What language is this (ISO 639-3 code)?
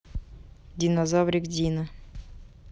rus